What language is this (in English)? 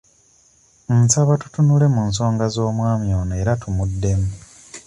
Ganda